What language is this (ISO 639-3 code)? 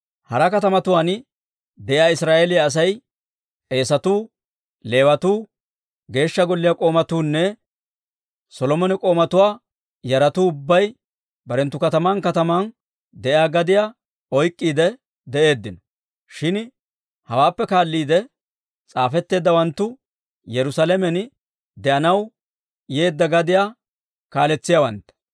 dwr